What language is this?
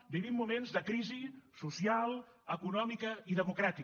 Catalan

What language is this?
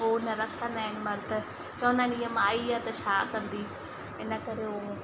Sindhi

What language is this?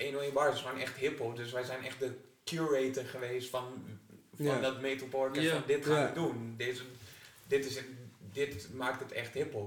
Dutch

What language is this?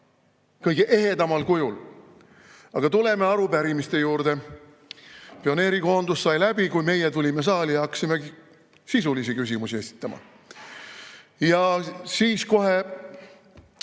Estonian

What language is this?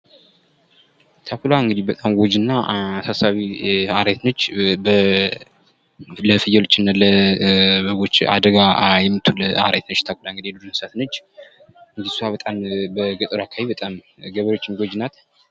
Amharic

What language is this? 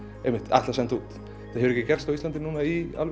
Icelandic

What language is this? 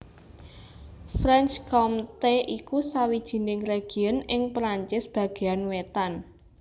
Javanese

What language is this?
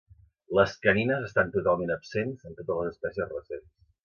Catalan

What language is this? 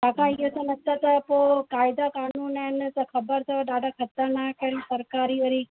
Sindhi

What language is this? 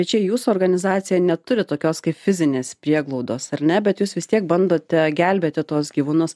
Lithuanian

